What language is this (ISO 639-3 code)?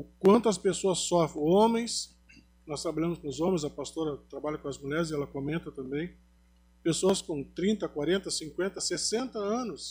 por